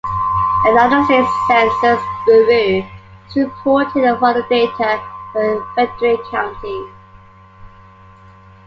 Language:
English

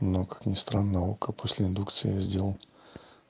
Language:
Russian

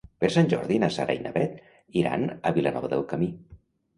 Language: Catalan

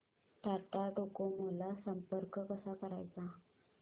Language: Marathi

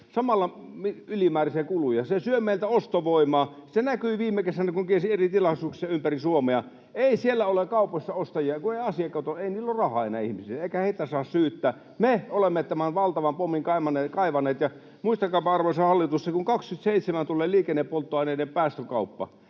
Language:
Finnish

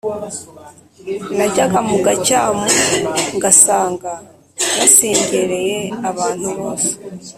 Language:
Kinyarwanda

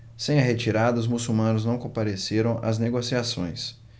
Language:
Portuguese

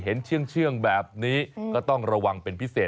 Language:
Thai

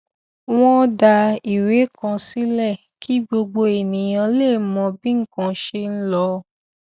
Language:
Yoruba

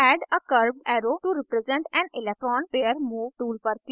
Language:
Hindi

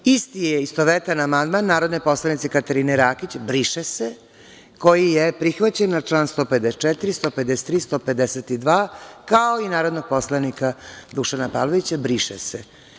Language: Serbian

